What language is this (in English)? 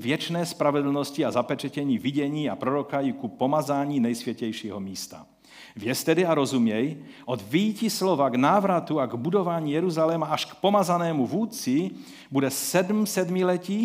Czech